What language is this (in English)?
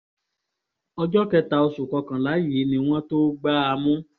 Yoruba